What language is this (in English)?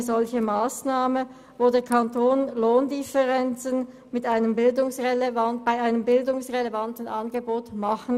Swiss German